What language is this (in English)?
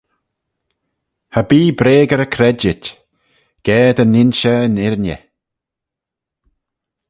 Manx